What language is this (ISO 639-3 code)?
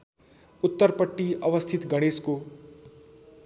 nep